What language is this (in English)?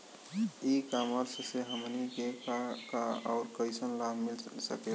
Bhojpuri